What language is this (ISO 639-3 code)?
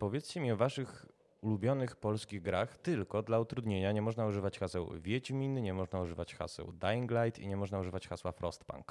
pol